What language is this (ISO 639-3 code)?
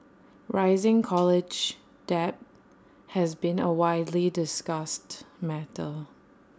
eng